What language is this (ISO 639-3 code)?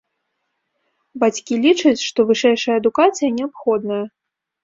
bel